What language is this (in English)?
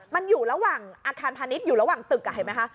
Thai